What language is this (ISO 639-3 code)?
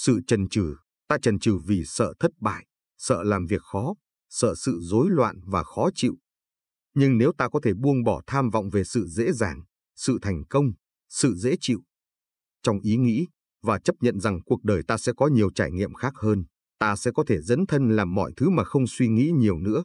vie